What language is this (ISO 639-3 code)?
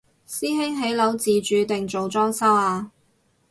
yue